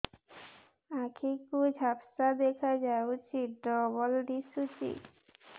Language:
Odia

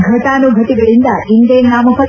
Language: Kannada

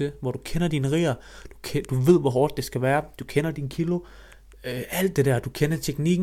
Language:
Danish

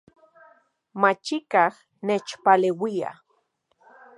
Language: Central Puebla Nahuatl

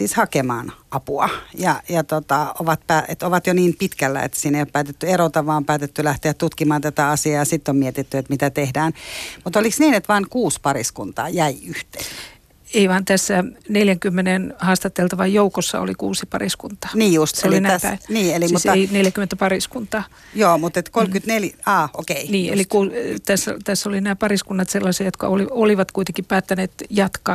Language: Finnish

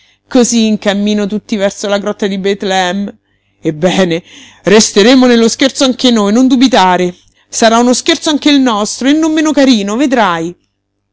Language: Italian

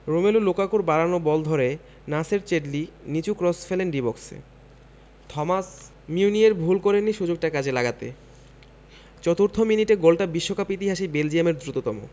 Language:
Bangla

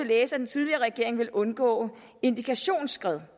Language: Danish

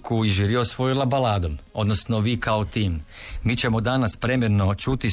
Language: Croatian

